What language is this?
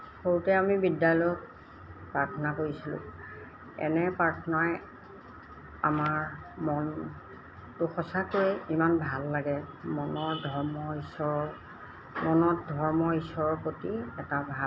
Assamese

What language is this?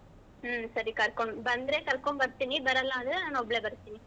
Kannada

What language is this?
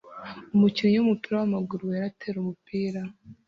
Kinyarwanda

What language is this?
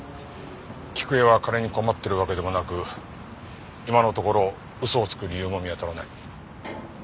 Japanese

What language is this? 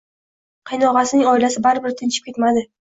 Uzbek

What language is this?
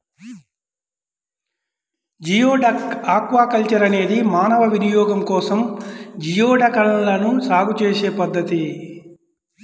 Telugu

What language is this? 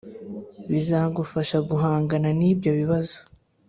Kinyarwanda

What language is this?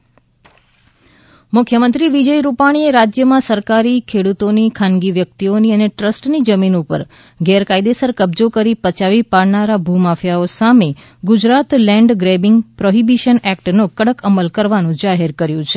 Gujarati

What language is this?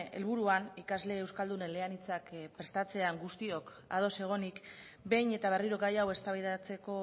Basque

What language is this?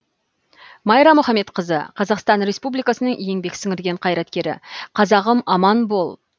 Kazakh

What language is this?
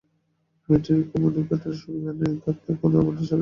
Bangla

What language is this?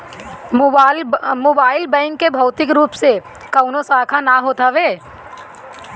Bhojpuri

